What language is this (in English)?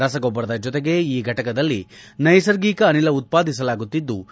Kannada